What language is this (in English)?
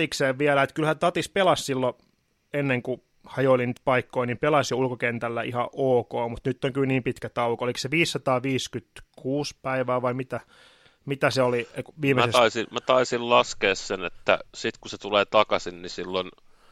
Finnish